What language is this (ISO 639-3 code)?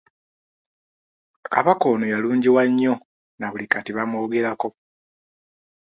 lug